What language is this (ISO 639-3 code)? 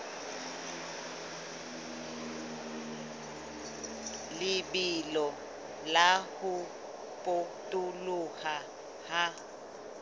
sot